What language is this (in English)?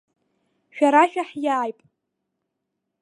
Abkhazian